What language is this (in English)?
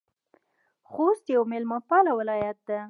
Pashto